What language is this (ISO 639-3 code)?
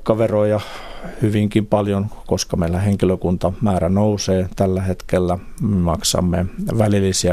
fin